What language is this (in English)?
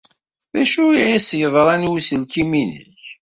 Kabyle